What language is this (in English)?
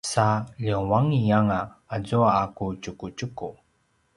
Paiwan